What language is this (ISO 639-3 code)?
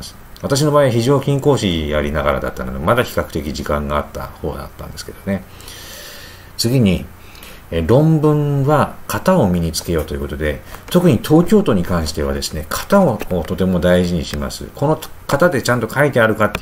jpn